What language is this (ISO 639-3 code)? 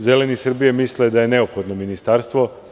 srp